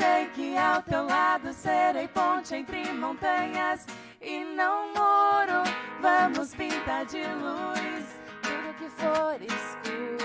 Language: Portuguese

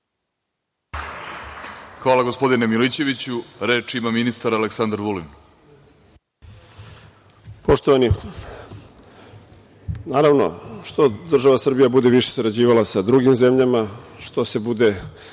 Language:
Serbian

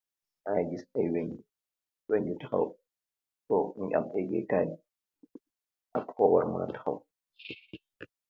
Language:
Wolof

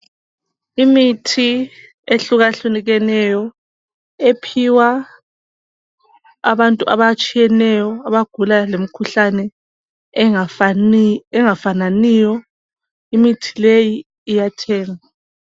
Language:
North Ndebele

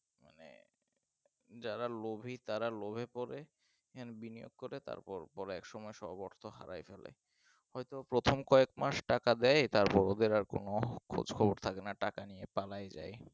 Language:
Bangla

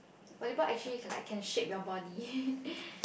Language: English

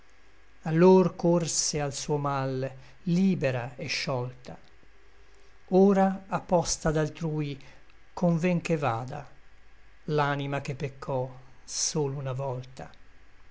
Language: Italian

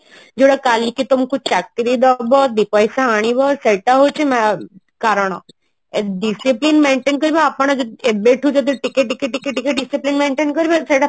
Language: Odia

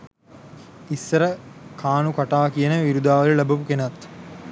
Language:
Sinhala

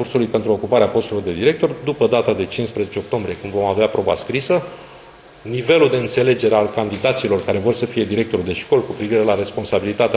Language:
Romanian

